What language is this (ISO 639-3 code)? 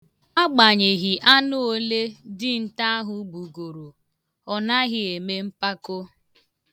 ibo